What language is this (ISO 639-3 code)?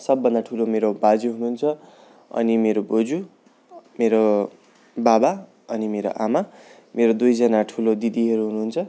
nep